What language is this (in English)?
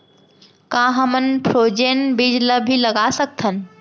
Chhattisgarhi